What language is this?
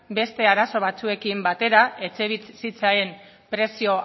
Basque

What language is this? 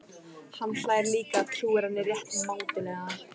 Icelandic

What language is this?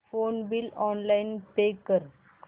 Marathi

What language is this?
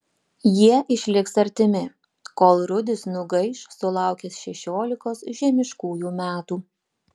Lithuanian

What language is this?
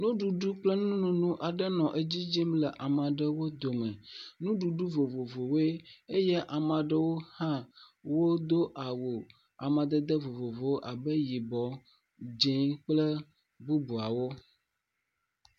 Ewe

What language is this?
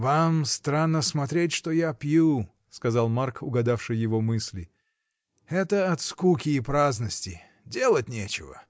Russian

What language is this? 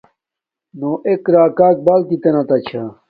Domaaki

